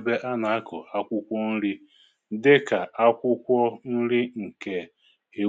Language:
Igbo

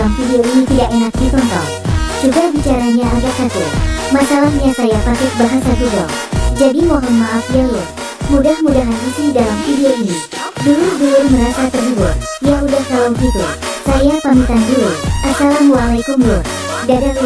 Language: Indonesian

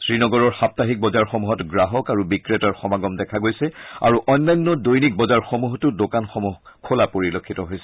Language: Assamese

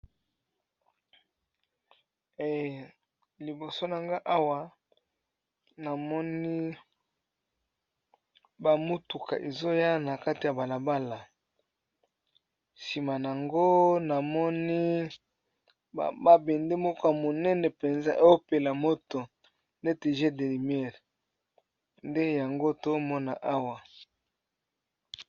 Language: Lingala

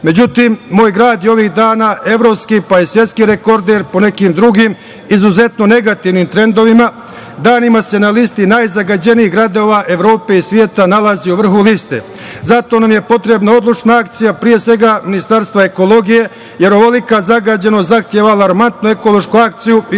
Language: Serbian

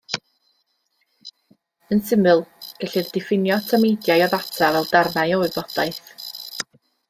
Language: Welsh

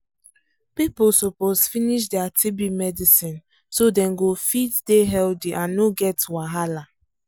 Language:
Nigerian Pidgin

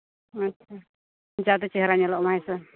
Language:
Santali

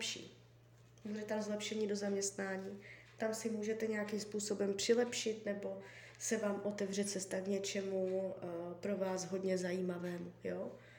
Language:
Czech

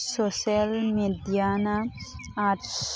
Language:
Manipuri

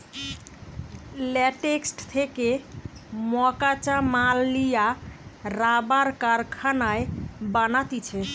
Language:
Bangla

